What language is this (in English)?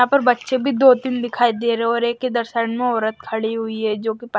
Hindi